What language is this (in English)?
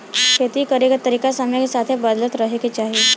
Bhojpuri